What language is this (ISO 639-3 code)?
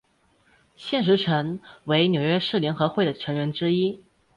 zho